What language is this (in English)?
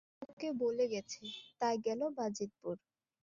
Bangla